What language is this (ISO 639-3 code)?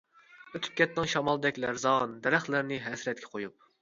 uig